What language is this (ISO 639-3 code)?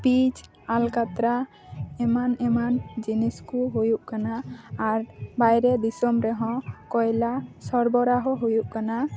sat